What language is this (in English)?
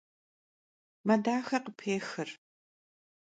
Kabardian